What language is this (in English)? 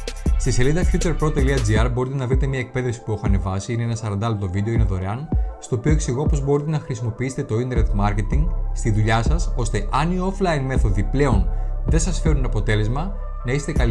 Greek